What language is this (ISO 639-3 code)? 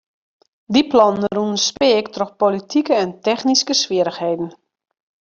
fry